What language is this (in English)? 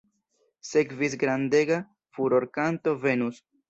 Esperanto